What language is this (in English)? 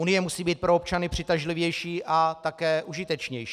Czech